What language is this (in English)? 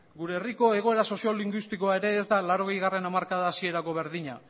Basque